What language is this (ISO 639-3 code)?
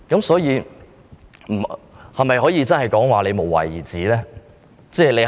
yue